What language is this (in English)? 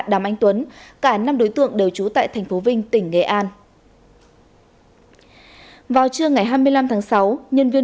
Vietnamese